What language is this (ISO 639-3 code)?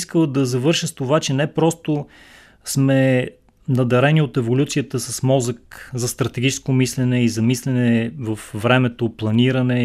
bul